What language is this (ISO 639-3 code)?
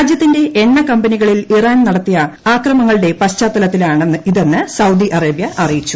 mal